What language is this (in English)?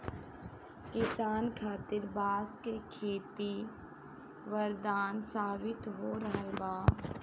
Bhojpuri